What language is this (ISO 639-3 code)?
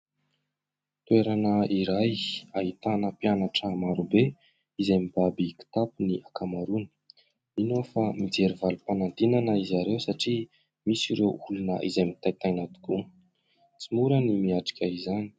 mlg